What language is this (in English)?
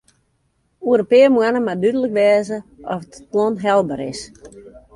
Western Frisian